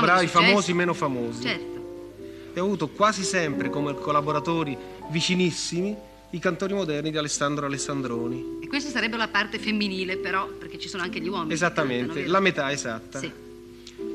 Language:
Italian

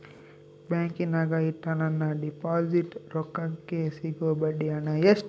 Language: Kannada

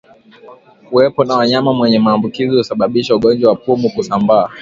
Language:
Swahili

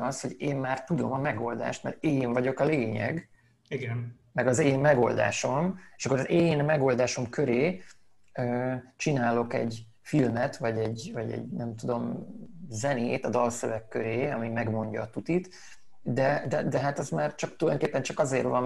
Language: Hungarian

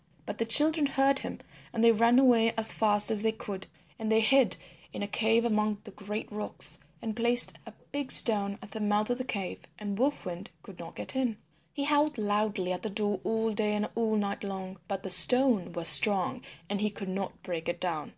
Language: English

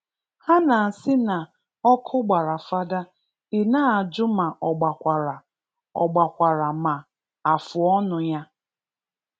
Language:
Igbo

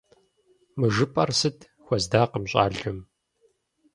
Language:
Kabardian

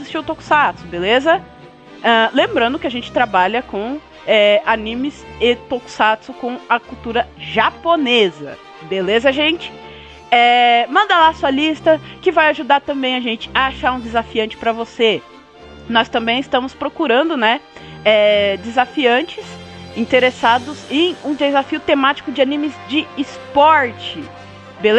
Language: Portuguese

